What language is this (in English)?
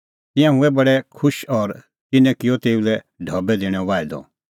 Kullu Pahari